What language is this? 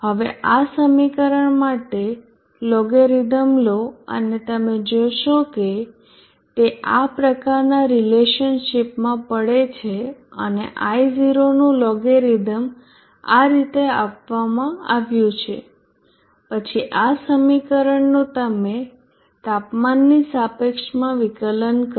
Gujarati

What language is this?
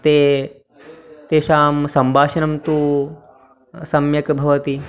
Sanskrit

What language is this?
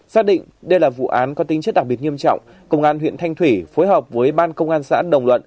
Vietnamese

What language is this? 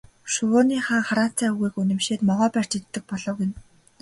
Mongolian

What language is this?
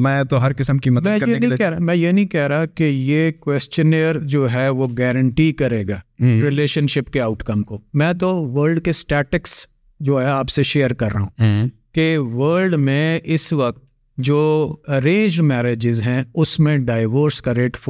Urdu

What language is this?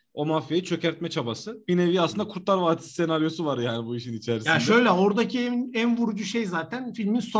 Turkish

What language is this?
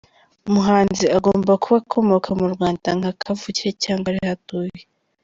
Kinyarwanda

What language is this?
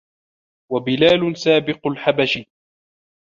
Arabic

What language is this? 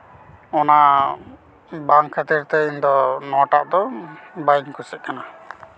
Santali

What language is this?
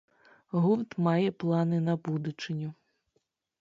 Belarusian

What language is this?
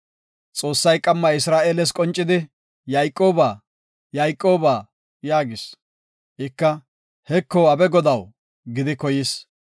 Gofa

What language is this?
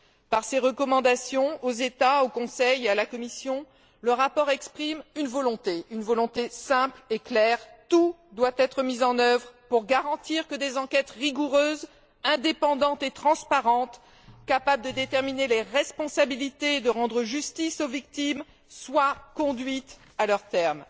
French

